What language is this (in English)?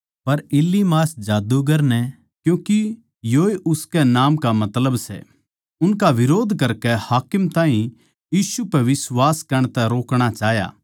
Haryanvi